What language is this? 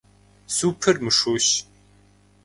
Kabardian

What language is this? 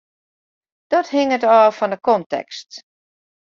Western Frisian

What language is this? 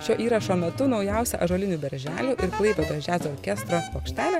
Lithuanian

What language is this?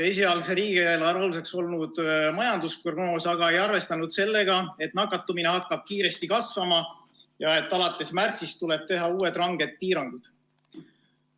Estonian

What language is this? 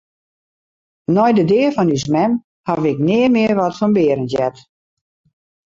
Western Frisian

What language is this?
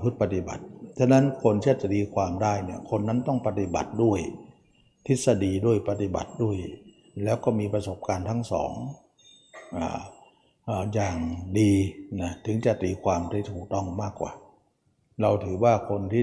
Thai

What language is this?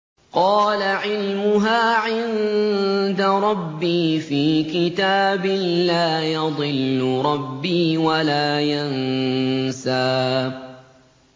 Arabic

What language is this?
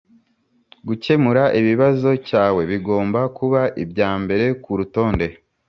Kinyarwanda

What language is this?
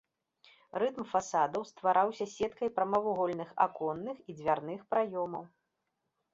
Belarusian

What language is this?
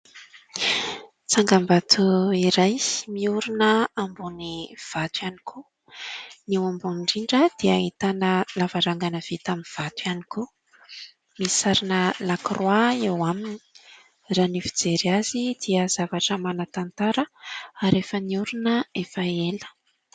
Malagasy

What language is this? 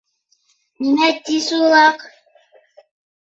Bashkir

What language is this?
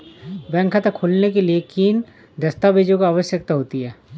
Hindi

